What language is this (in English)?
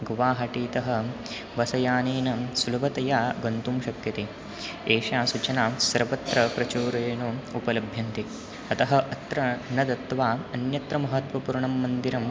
Sanskrit